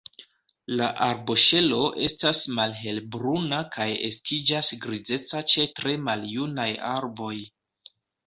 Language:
Esperanto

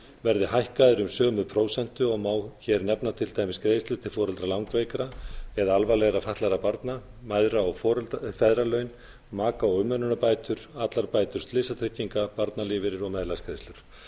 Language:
Icelandic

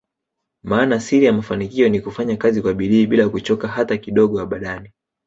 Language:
Swahili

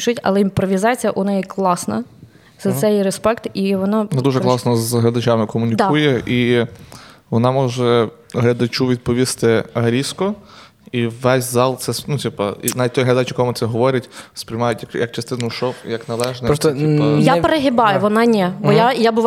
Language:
Ukrainian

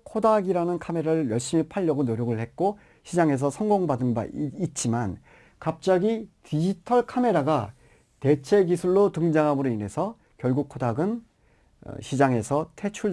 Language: Korean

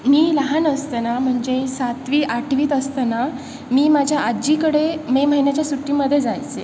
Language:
Marathi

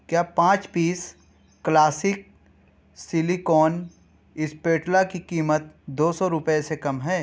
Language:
Urdu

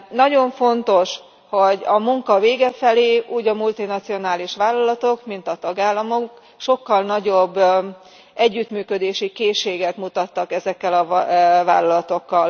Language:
Hungarian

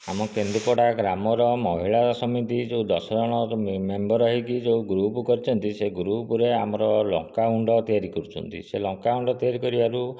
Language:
Odia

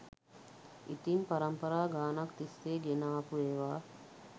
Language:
Sinhala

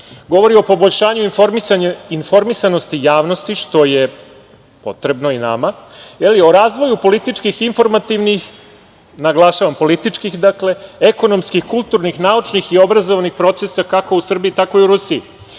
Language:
Serbian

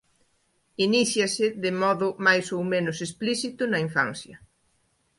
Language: Galician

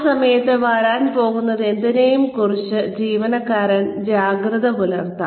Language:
Malayalam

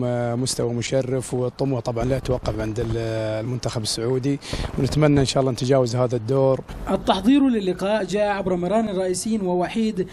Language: Arabic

